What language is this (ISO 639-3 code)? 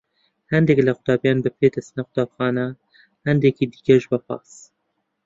ckb